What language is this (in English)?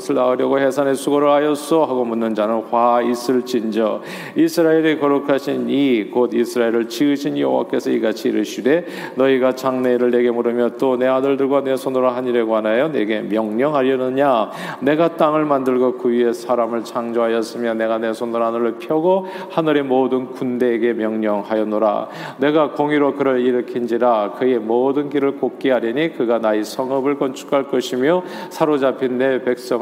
Korean